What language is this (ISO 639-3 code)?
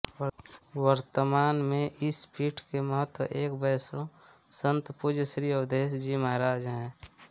hin